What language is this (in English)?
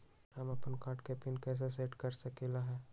Magahi